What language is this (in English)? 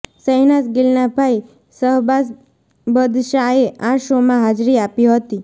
Gujarati